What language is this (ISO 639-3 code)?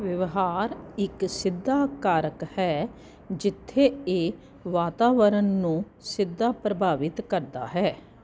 pan